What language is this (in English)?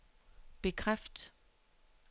Danish